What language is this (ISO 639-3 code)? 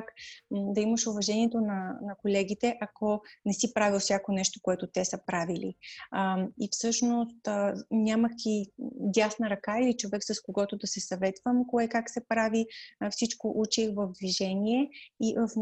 bul